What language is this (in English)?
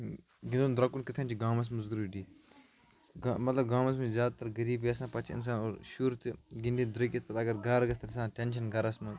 Kashmiri